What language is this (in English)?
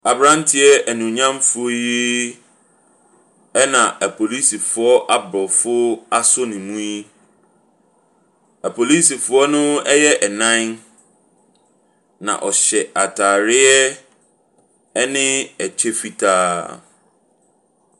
Akan